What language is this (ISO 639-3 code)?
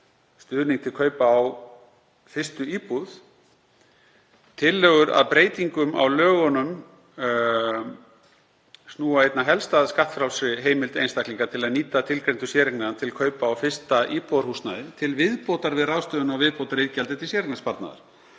isl